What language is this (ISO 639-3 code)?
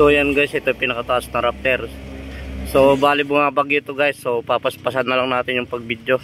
fil